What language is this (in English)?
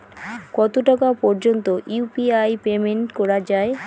Bangla